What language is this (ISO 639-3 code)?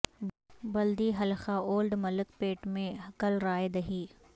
urd